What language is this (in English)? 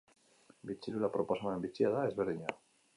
Basque